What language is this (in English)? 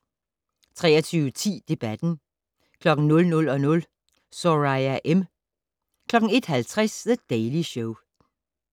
Danish